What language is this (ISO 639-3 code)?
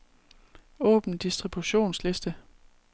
dan